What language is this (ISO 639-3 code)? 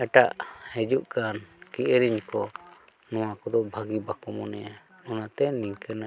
sat